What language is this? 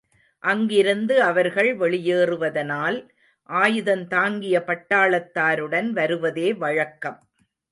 Tamil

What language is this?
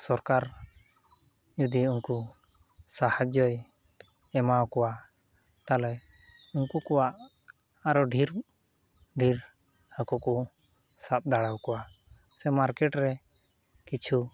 Santali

